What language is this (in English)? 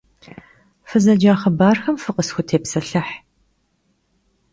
Kabardian